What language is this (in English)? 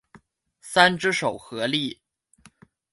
Chinese